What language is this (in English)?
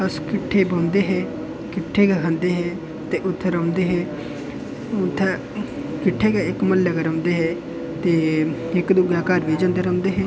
Dogri